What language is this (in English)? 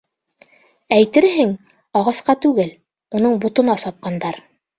Bashkir